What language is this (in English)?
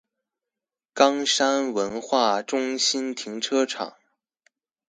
Chinese